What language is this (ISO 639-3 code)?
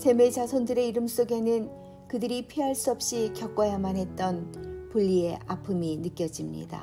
kor